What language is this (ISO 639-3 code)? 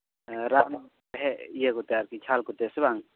sat